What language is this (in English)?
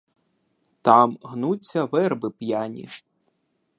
Ukrainian